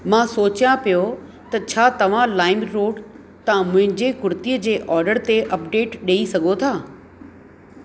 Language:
Sindhi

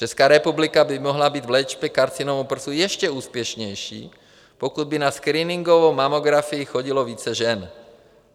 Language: Czech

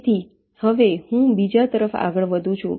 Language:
Gujarati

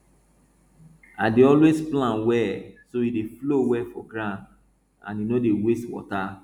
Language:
Nigerian Pidgin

